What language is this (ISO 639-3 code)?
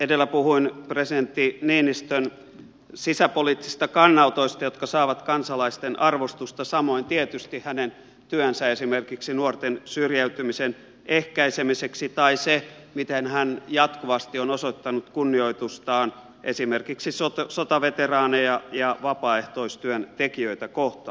fin